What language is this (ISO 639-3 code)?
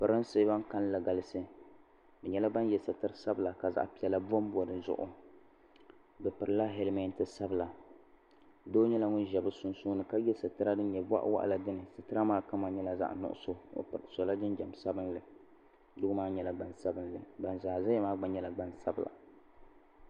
dag